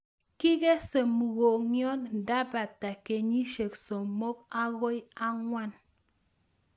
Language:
Kalenjin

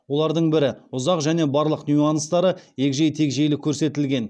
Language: Kazakh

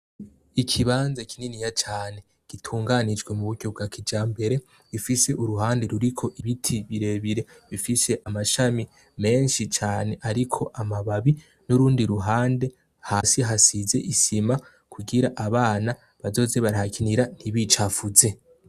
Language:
Rundi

